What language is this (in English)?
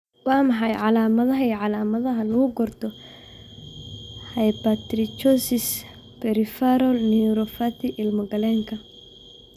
Somali